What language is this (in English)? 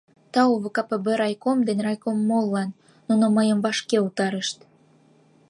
Mari